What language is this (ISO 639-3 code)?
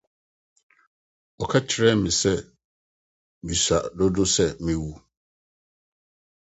aka